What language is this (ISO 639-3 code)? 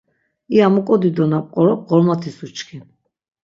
lzz